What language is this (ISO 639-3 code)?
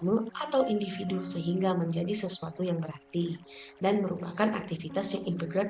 ind